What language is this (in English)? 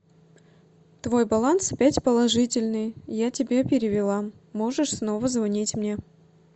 Russian